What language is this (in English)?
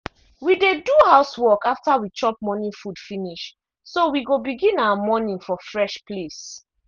Nigerian Pidgin